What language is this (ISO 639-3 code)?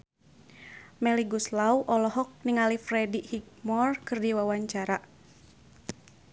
sun